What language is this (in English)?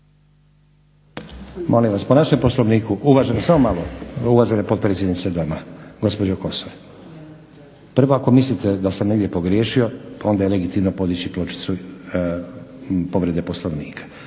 Croatian